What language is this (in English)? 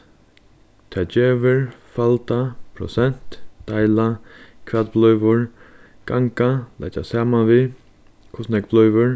Faroese